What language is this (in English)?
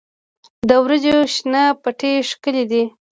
Pashto